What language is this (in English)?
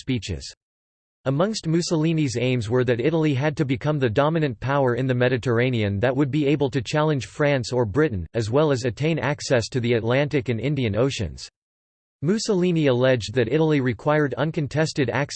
English